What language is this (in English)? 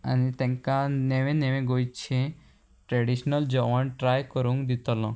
Konkani